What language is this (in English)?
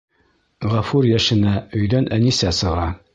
Bashkir